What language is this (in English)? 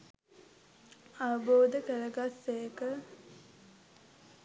Sinhala